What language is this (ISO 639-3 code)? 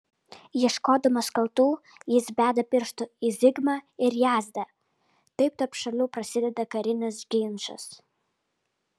lit